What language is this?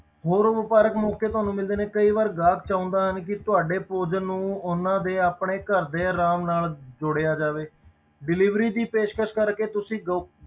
Punjabi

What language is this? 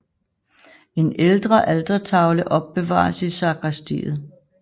Danish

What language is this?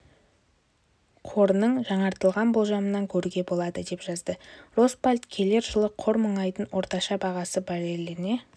Kazakh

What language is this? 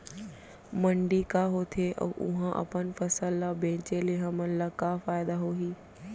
Chhattisgarhi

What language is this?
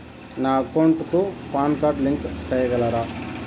Telugu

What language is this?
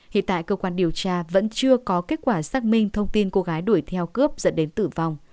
Vietnamese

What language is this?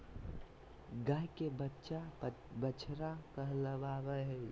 Magahi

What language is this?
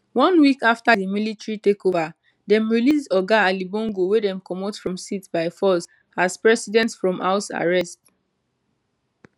Nigerian Pidgin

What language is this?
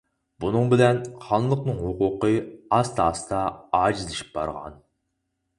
Uyghur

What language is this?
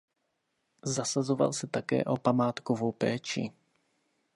Czech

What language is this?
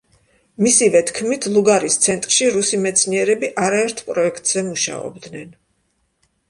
Georgian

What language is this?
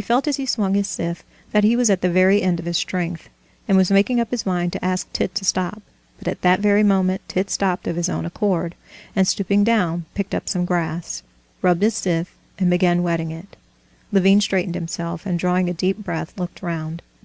English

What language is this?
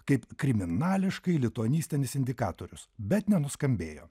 Lithuanian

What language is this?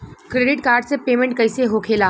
Bhojpuri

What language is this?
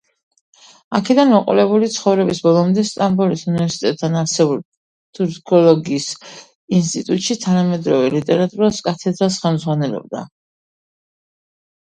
Georgian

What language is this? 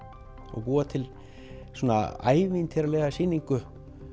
Icelandic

